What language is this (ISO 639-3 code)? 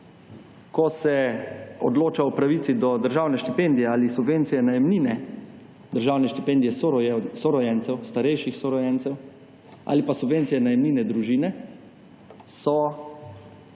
slv